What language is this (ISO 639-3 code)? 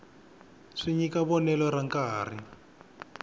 tso